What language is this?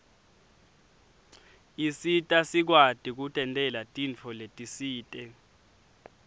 Swati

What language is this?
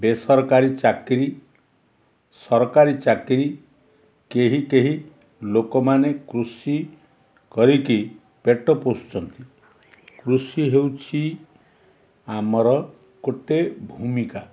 Odia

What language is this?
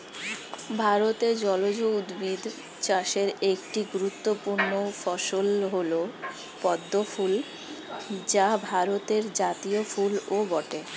Bangla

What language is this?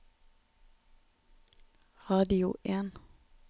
Norwegian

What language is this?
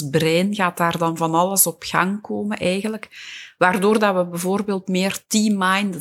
Dutch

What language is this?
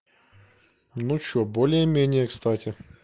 Russian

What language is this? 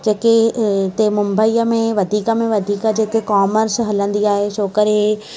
Sindhi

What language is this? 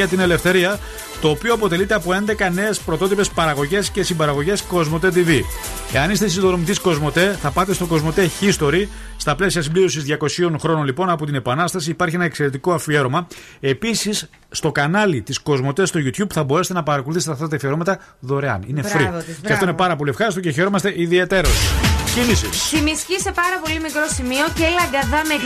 Greek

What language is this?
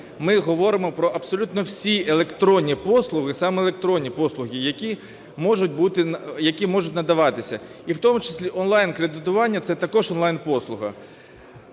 Ukrainian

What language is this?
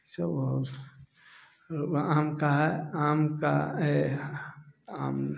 Hindi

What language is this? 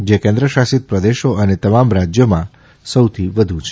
Gujarati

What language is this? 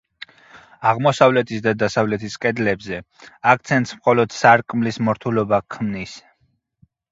Georgian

